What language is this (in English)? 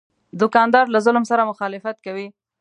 Pashto